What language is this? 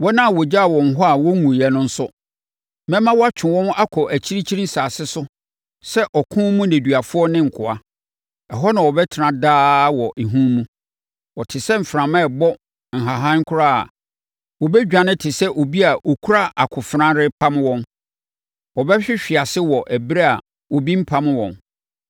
Akan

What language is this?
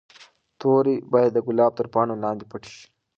Pashto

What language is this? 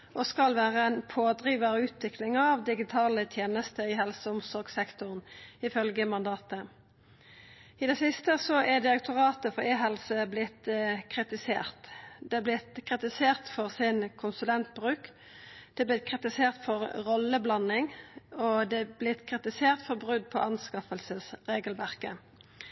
Norwegian Nynorsk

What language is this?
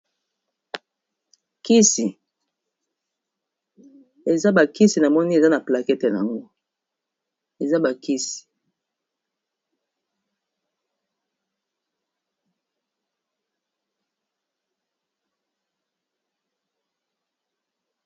Lingala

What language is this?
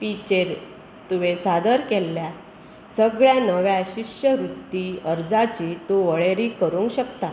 Konkani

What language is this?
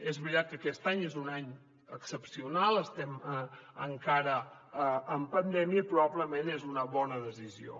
Catalan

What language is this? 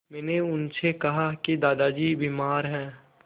Hindi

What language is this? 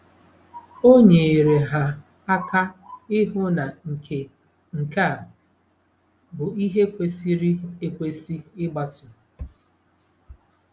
Igbo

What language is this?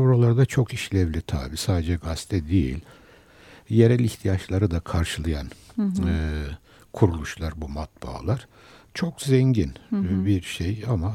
Turkish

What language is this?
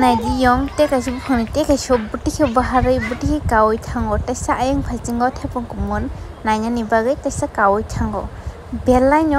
Thai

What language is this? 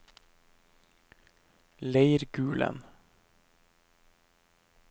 Norwegian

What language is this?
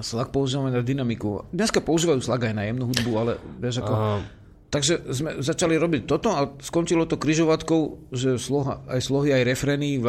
Slovak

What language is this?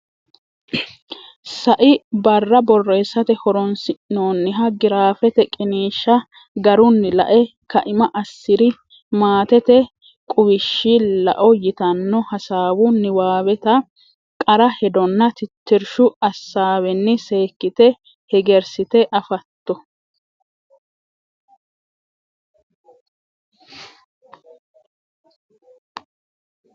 Sidamo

